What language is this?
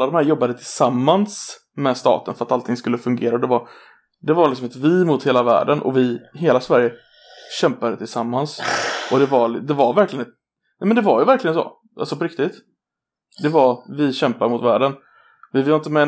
Swedish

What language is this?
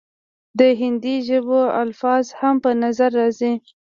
Pashto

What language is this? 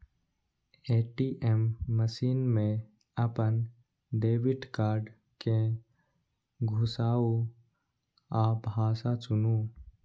Maithili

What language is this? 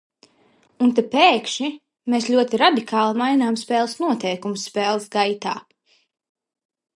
Latvian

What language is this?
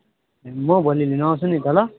Nepali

